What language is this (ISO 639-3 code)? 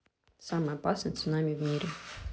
rus